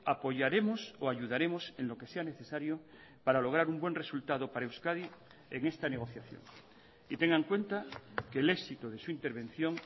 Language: Spanish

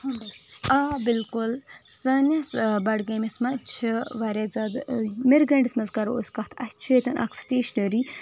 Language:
Kashmiri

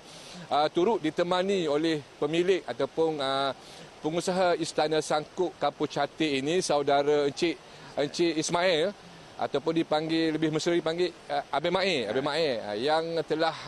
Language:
Malay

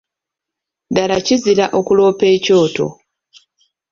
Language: Ganda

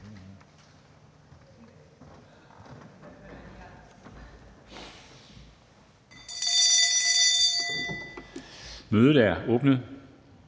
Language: Danish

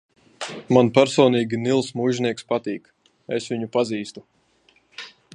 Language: Latvian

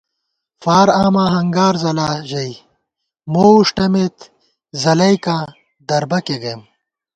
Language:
Gawar-Bati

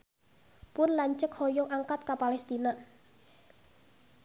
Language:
Sundanese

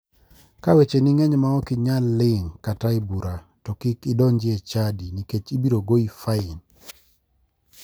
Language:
Luo (Kenya and Tanzania)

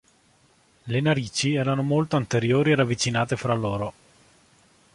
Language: Italian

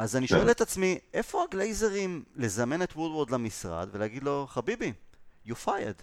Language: Hebrew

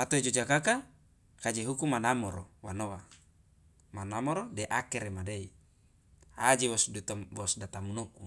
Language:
Loloda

